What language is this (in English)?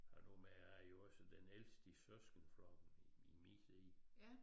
Danish